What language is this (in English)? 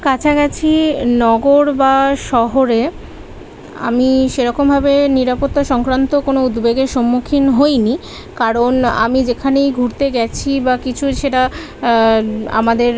Bangla